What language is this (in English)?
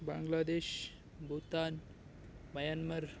Kannada